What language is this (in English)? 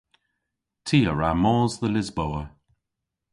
Cornish